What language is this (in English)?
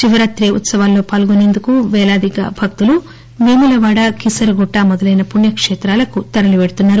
Telugu